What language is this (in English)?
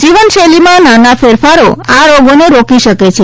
Gujarati